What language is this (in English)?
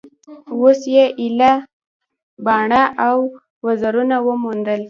Pashto